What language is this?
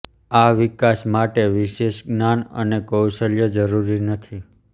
Gujarati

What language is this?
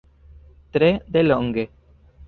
Esperanto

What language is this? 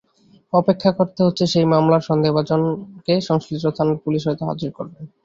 Bangla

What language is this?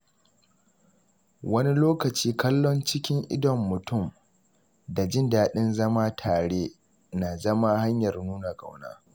Hausa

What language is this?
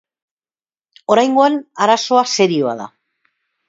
Basque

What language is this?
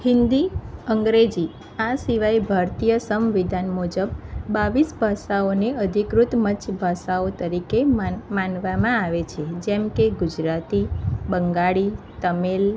Gujarati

